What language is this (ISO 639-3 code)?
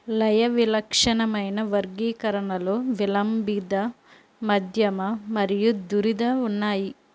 tel